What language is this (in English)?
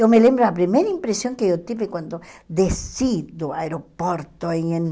Portuguese